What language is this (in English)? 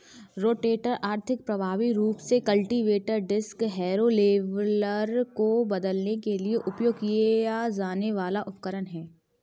Hindi